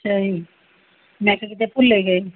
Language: Punjabi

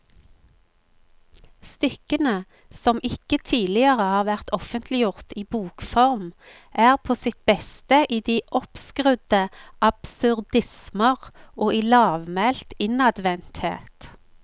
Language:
Norwegian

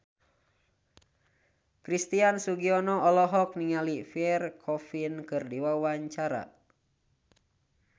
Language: Sundanese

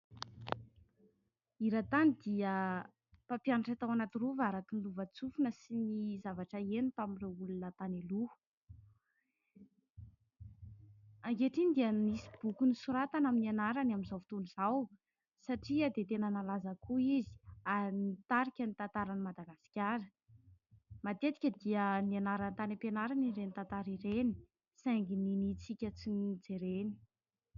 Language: Malagasy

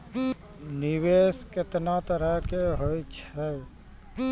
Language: Maithili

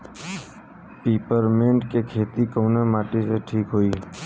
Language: Bhojpuri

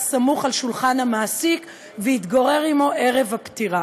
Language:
Hebrew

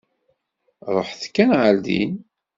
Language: Kabyle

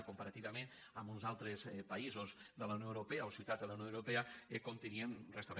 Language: Catalan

